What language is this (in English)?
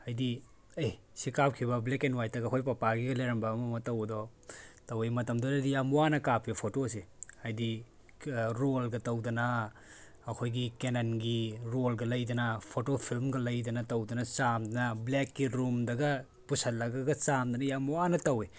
Manipuri